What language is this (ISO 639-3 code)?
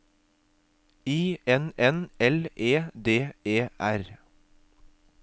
nor